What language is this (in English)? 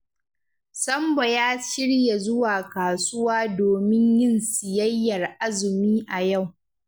Hausa